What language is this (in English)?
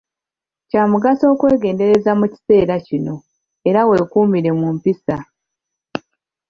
Ganda